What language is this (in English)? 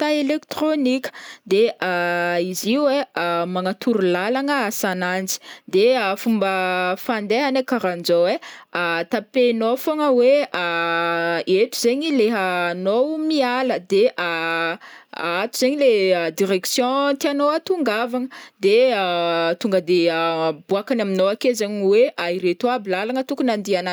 Northern Betsimisaraka Malagasy